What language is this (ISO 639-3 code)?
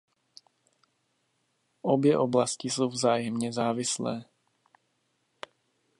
ces